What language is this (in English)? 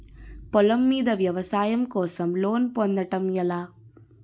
Telugu